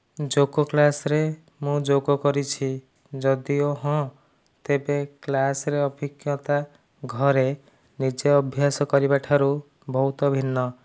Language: Odia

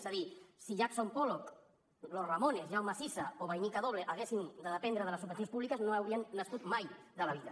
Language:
Catalan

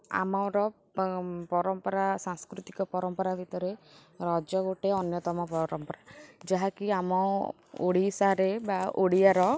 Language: Odia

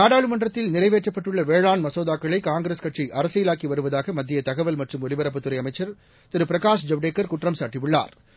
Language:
Tamil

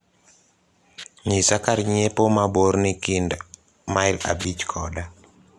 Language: Luo (Kenya and Tanzania)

